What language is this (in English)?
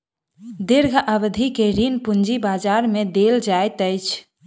Maithili